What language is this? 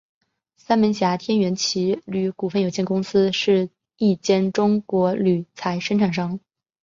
Chinese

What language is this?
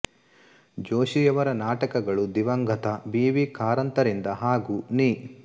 Kannada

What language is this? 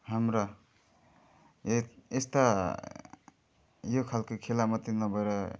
Nepali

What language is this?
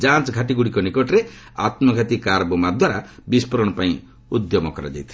Odia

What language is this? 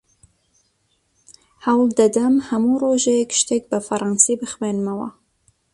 Central Kurdish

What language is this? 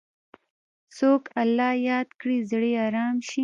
Pashto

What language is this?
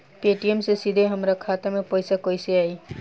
Bhojpuri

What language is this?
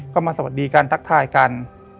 Thai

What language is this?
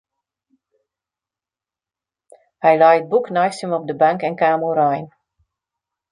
Western Frisian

